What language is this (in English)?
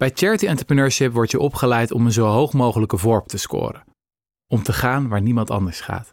Dutch